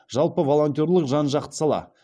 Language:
Kazakh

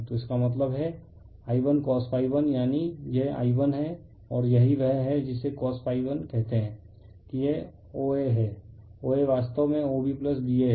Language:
Hindi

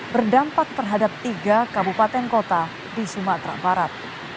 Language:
Indonesian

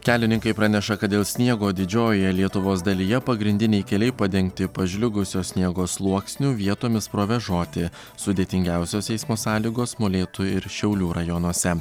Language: Lithuanian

